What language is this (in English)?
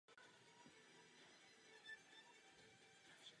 Czech